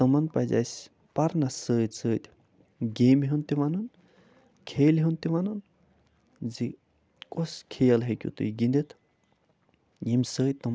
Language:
Kashmiri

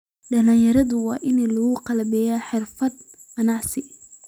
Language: Somali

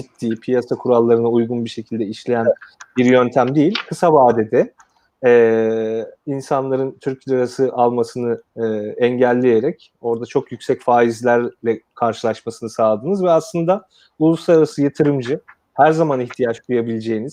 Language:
Turkish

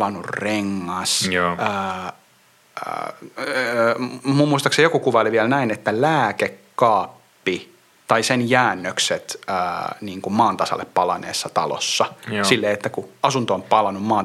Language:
Finnish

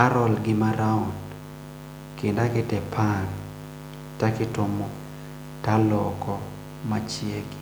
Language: Luo (Kenya and Tanzania)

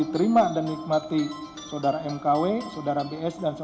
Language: Indonesian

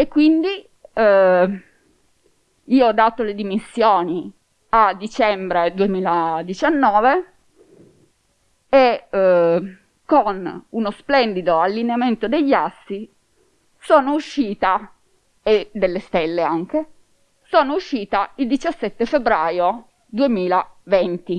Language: Italian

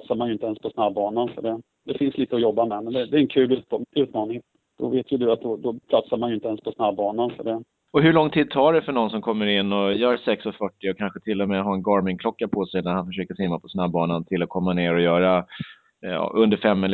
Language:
Swedish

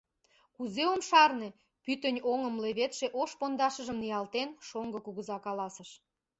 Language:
Mari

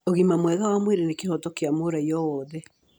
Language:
Kikuyu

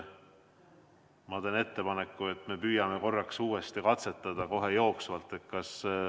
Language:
Estonian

